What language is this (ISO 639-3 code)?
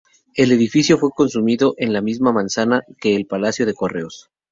spa